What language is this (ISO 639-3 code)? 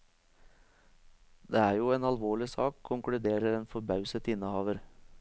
nor